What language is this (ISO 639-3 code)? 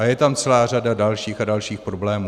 ces